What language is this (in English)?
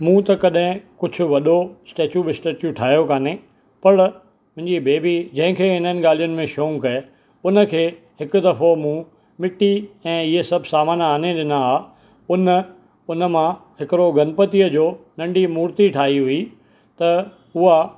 Sindhi